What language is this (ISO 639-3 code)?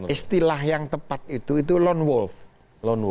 ind